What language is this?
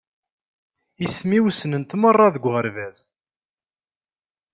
Kabyle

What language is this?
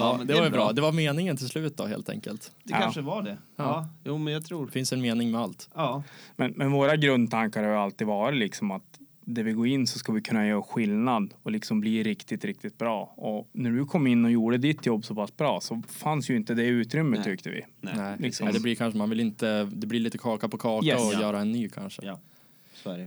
Swedish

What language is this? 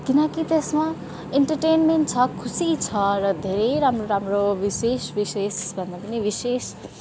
Nepali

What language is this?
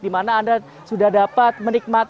Indonesian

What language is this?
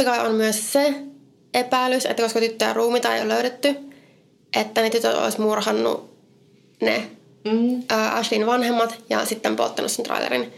Finnish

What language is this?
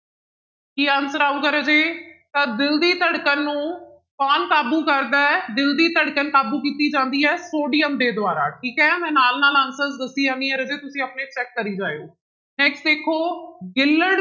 Punjabi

